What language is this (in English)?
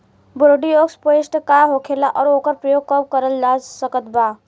Bhojpuri